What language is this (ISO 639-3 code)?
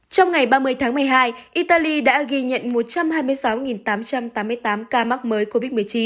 vie